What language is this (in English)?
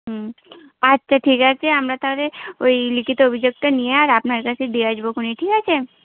Bangla